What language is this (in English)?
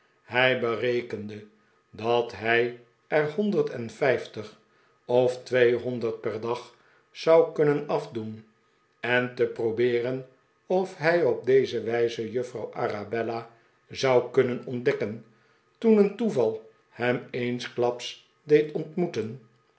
Dutch